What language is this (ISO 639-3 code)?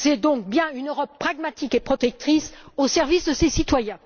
fra